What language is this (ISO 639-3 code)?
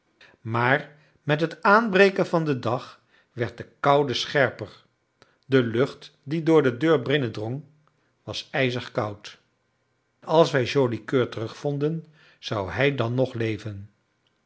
nld